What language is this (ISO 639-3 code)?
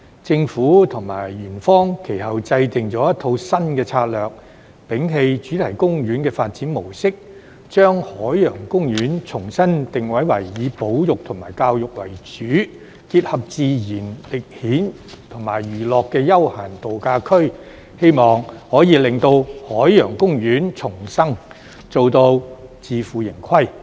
yue